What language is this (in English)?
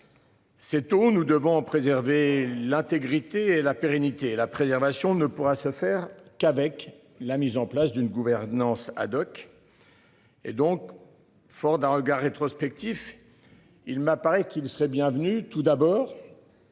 French